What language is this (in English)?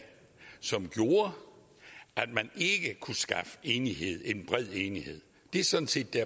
Danish